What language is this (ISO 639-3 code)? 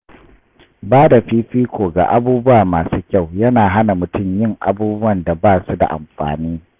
hau